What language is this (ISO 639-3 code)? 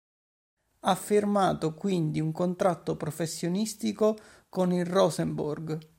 ita